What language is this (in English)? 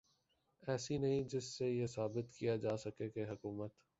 Urdu